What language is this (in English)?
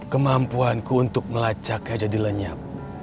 Indonesian